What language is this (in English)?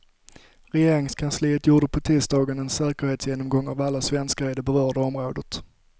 Swedish